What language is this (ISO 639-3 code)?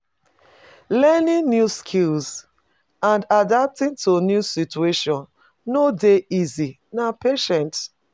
pcm